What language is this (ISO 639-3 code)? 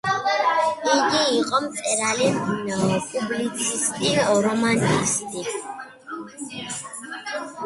kat